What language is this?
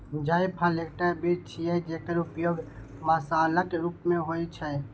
Maithili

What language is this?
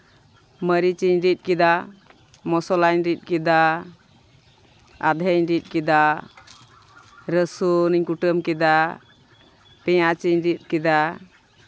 Santali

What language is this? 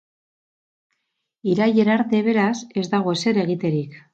Basque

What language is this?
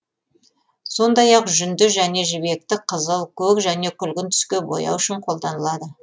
Kazakh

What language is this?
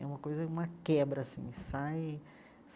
Portuguese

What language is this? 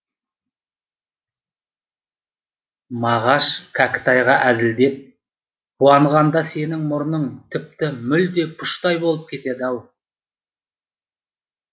Kazakh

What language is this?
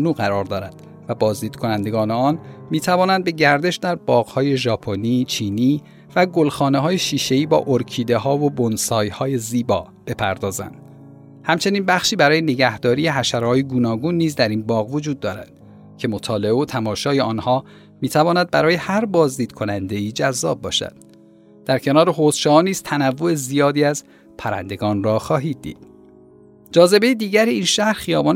Persian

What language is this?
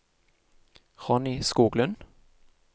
Norwegian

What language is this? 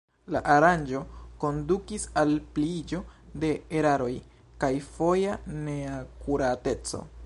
Esperanto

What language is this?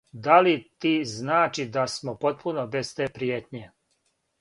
Serbian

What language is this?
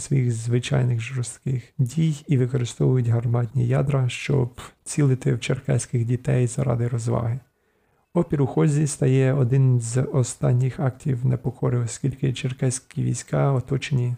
Ukrainian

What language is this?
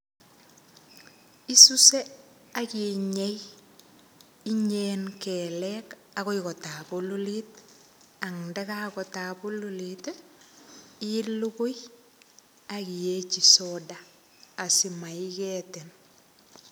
Kalenjin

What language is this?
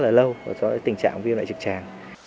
Vietnamese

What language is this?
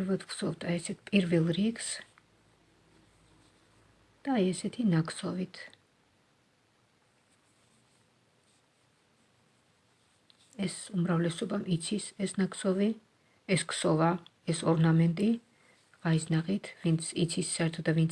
German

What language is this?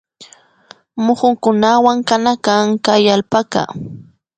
Imbabura Highland Quichua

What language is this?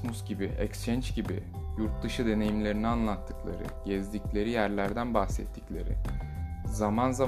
Turkish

